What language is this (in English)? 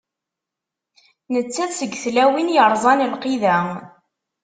Kabyle